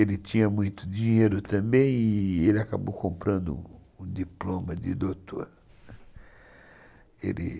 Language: Portuguese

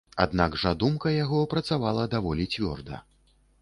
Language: Belarusian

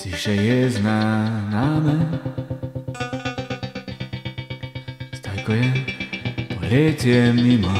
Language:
Italian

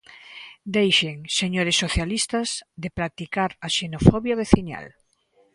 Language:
Galician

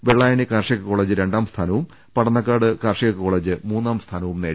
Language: Malayalam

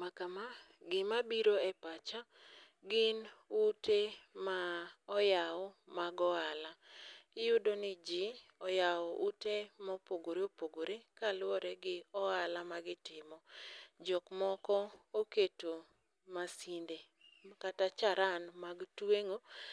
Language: Luo (Kenya and Tanzania)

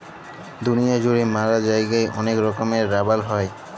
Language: Bangla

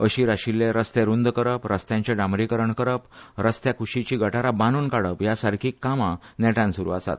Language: Konkani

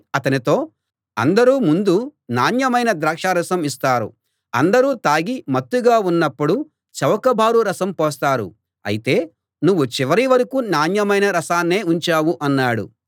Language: Telugu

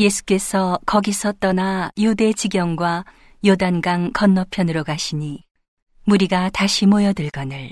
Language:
Korean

